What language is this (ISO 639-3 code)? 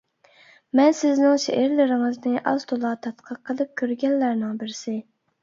uig